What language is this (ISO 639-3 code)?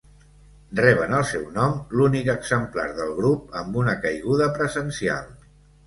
cat